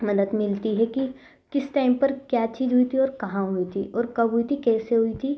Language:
Hindi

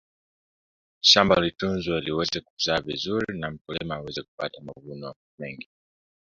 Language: Swahili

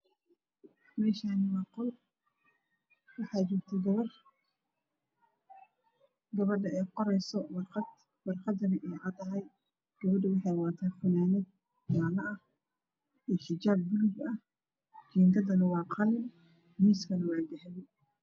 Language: Somali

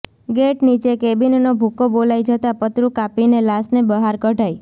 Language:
Gujarati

